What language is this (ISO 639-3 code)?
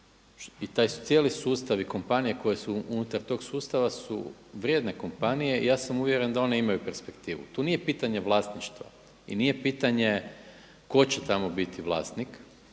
hrv